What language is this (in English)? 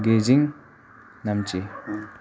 Nepali